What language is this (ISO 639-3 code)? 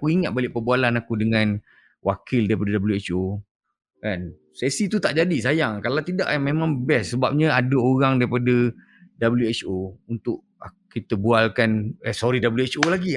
msa